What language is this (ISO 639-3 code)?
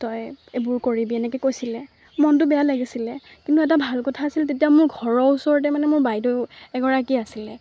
asm